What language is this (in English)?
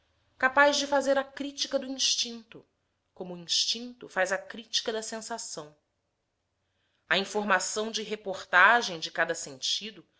Portuguese